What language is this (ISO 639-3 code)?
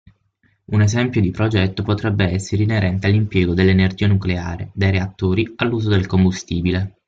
ita